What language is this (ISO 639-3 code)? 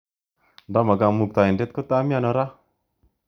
kln